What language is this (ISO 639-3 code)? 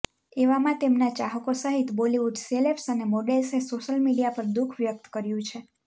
guj